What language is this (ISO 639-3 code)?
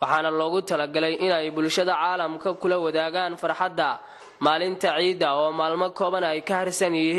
ara